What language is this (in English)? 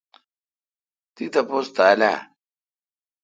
Kalkoti